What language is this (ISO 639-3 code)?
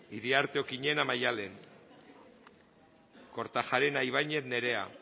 eus